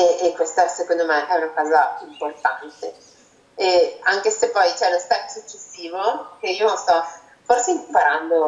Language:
Italian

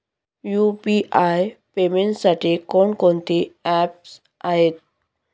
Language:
Marathi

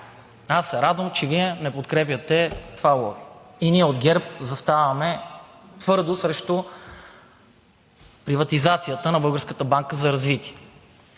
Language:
Bulgarian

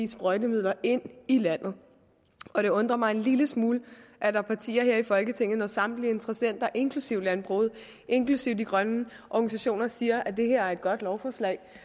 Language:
Danish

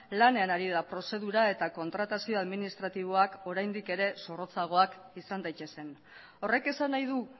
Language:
Basque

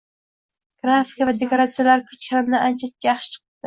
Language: Uzbek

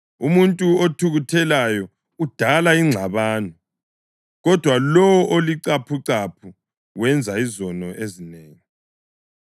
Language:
North Ndebele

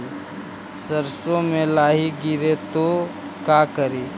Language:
Magahi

